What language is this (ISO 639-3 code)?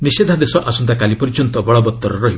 ori